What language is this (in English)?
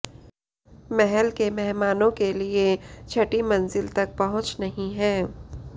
Hindi